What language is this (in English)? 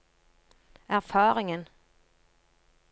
Norwegian